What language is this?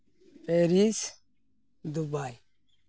Santali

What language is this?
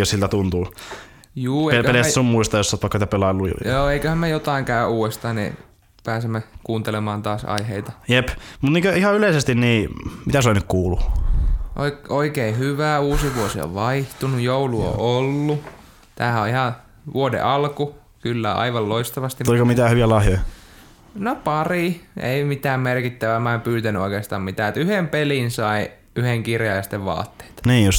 Finnish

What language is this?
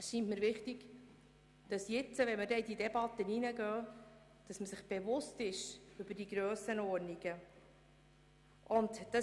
Swiss German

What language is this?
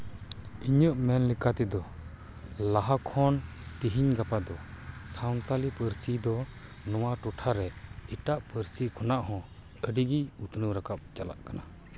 Santali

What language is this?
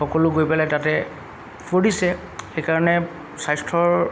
Assamese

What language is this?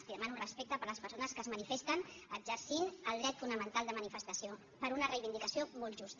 Catalan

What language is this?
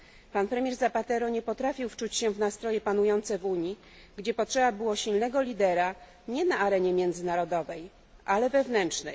Polish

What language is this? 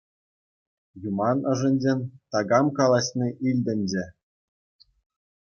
Chuvash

